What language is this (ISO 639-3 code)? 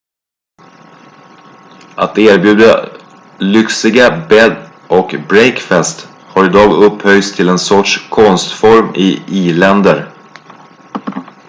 swe